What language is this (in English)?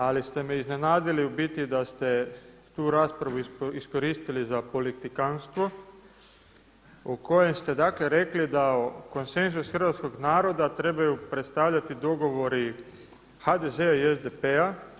Croatian